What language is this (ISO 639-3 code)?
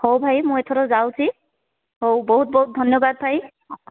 ori